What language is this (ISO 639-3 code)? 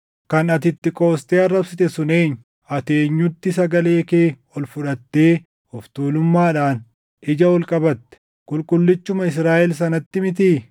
orm